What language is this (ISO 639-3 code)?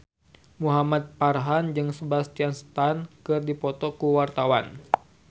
sun